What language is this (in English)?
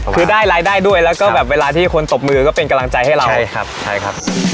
Thai